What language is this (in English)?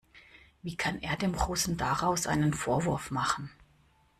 German